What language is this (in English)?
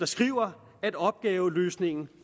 Danish